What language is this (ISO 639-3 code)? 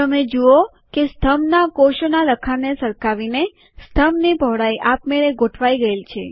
guj